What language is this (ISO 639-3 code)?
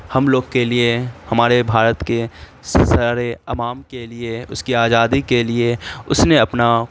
urd